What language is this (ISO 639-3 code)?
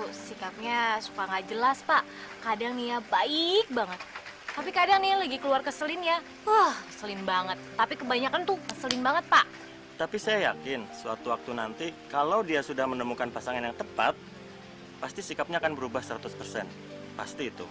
ind